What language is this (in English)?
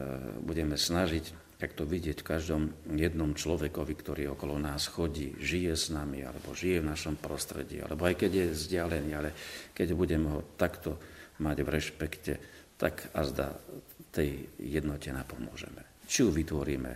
Slovak